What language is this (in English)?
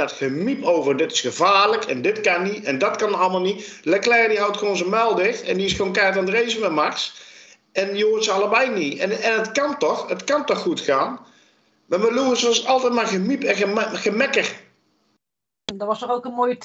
Dutch